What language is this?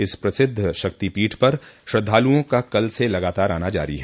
Hindi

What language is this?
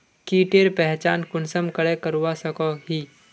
Magahi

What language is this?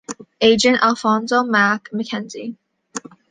English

